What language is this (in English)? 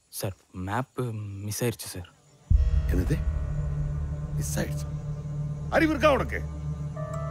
Tamil